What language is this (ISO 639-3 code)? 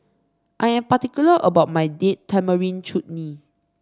eng